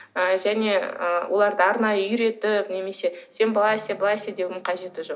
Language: Kazakh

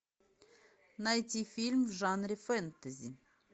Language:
Russian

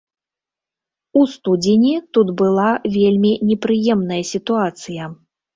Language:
Belarusian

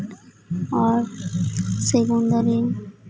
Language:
Santali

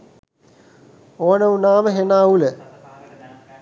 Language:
Sinhala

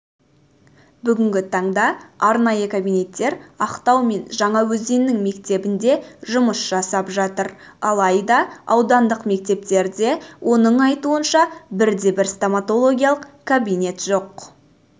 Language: Kazakh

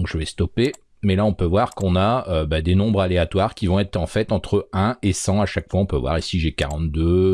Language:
French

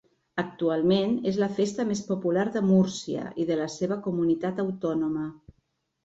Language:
Catalan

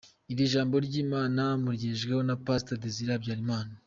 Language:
Kinyarwanda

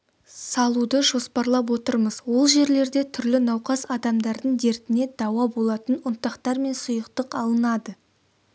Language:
Kazakh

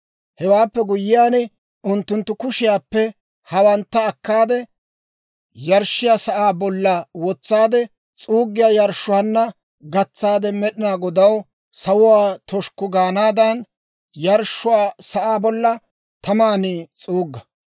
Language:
Dawro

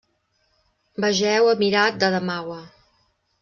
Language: Catalan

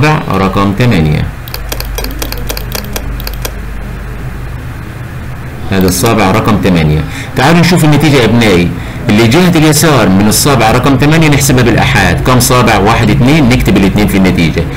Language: Arabic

